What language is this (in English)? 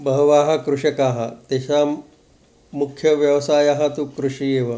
Sanskrit